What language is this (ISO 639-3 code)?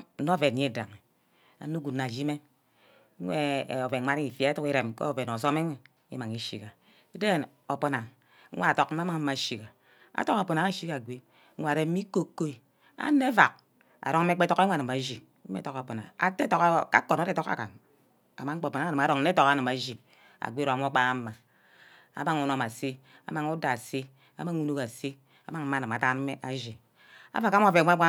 byc